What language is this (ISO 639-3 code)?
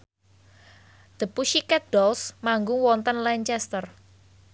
jav